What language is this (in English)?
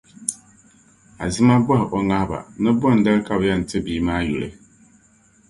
Dagbani